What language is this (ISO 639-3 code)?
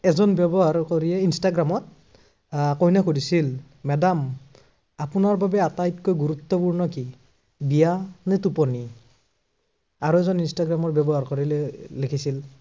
asm